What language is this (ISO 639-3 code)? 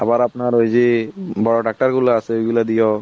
ben